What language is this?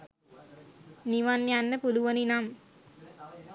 Sinhala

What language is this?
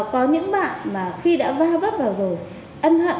Vietnamese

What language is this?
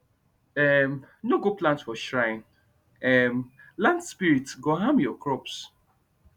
Nigerian Pidgin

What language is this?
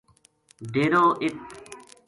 Gujari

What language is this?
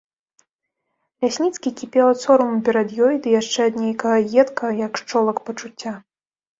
Belarusian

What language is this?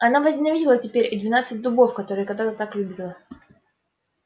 Russian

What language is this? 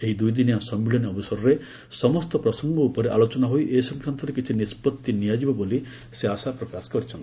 Odia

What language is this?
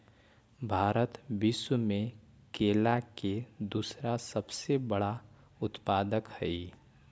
Magahi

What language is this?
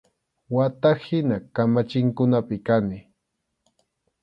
Arequipa-La Unión Quechua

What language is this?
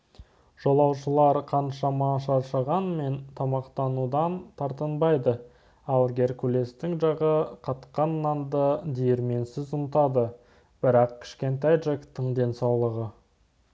Kazakh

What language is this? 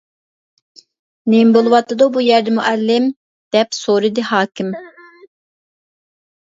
Uyghur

